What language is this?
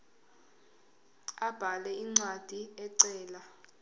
Zulu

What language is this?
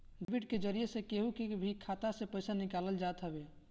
Bhojpuri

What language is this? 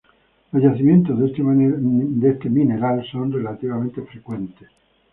Spanish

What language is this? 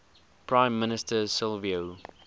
English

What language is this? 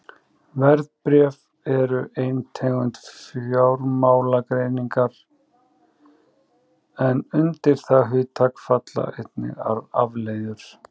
Icelandic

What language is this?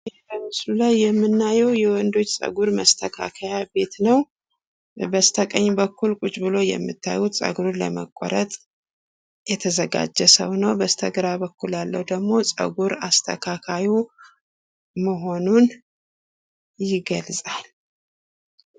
Amharic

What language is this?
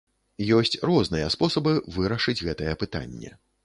Belarusian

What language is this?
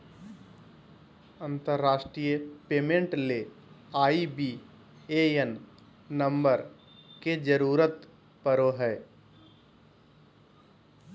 Magahi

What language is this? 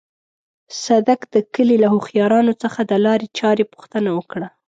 Pashto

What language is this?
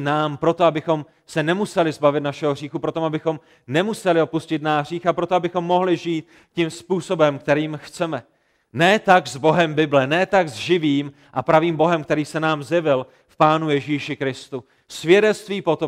Czech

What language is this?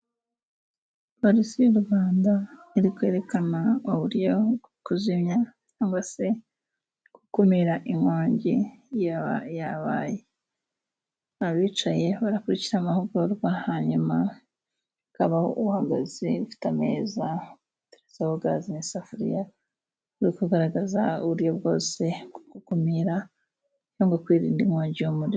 Kinyarwanda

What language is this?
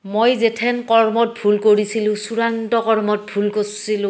Assamese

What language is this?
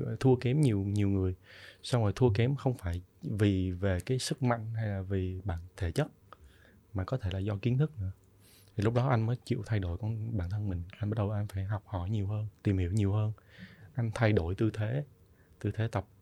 Vietnamese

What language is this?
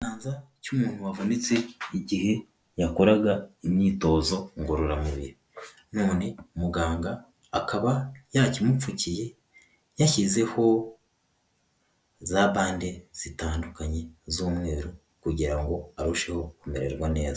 Kinyarwanda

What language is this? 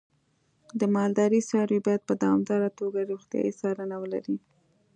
Pashto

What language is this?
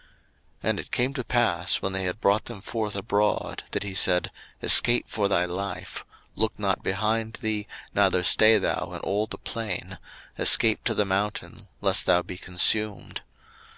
English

